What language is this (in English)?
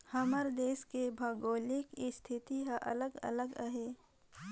Chhattisgarhi